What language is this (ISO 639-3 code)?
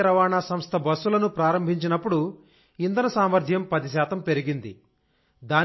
tel